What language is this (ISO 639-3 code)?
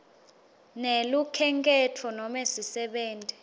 ssw